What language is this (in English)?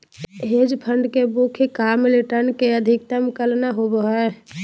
Magahi